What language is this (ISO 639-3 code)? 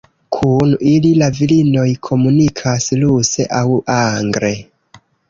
epo